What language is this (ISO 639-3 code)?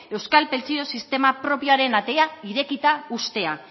eus